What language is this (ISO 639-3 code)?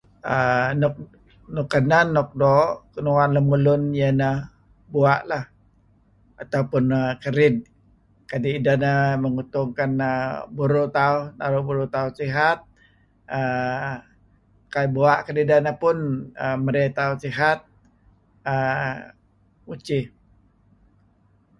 kzi